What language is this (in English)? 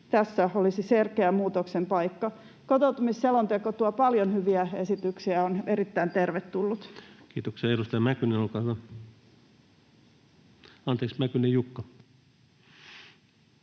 Finnish